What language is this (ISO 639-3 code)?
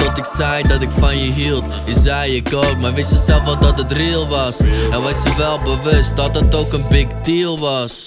nld